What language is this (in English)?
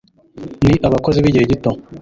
Kinyarwanda